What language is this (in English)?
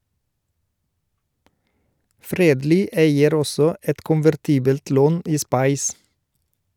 Norwegian